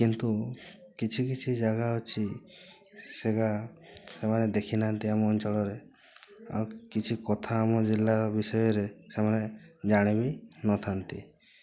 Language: Odia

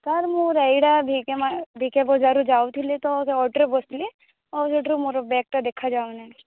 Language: Odia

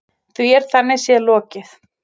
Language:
Icelandic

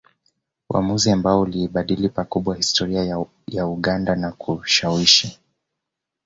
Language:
Swahili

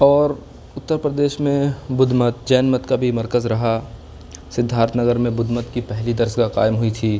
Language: Urdu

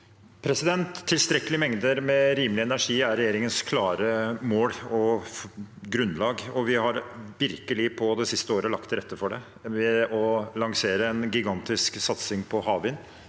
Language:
Norwegian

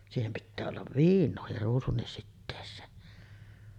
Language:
Finnish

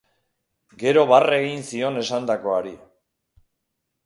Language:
Basque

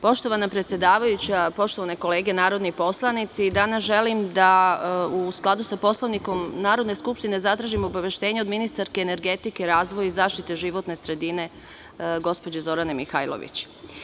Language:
Serbian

